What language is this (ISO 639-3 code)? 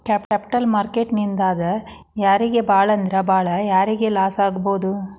kan